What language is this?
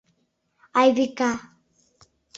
Mari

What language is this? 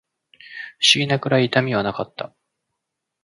Japanese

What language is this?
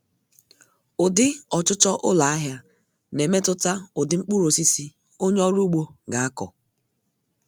Igbo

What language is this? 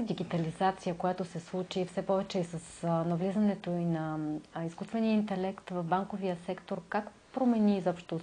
Bulgarian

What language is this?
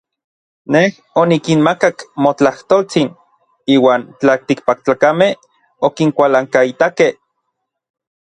Orizaba Nahuatl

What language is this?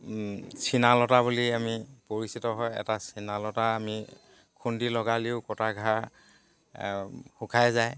Assamese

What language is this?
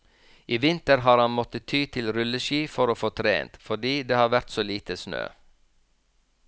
Norwegian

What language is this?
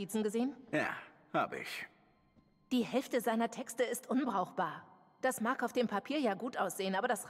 German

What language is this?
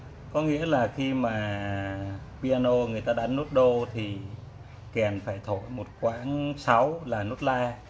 Vietnamese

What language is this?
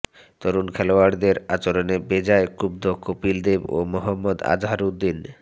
Bangla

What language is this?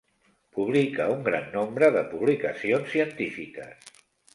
Catalan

